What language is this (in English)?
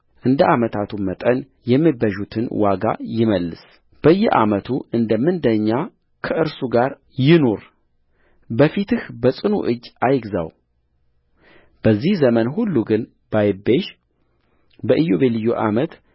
Amharic